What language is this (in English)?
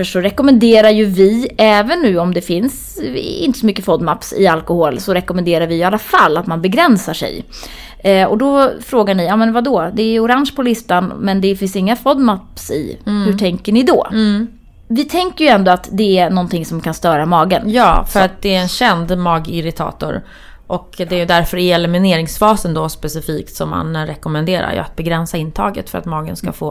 Swedish